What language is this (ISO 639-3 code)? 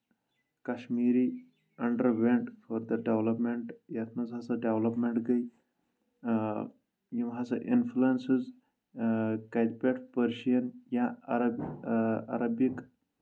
kas